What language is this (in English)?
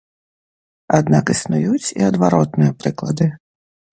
Belarusian